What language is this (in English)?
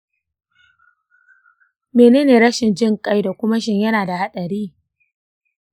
Hausa